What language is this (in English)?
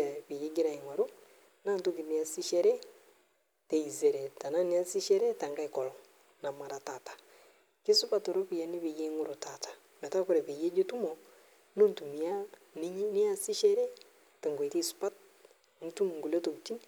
Masai